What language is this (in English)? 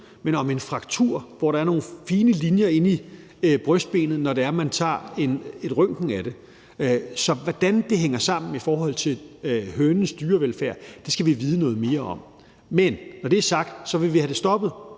Danish